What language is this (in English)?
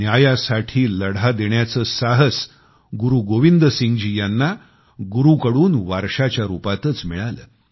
Marathi